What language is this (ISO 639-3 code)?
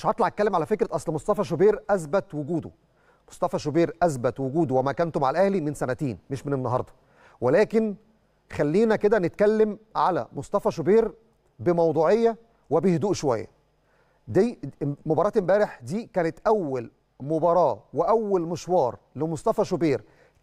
ara